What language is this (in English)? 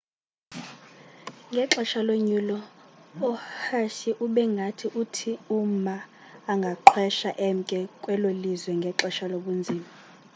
Xhosa